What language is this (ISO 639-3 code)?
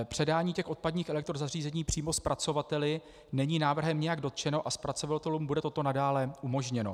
ces